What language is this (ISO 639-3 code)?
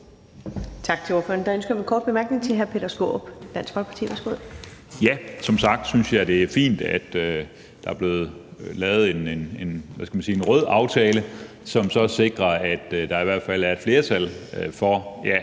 dan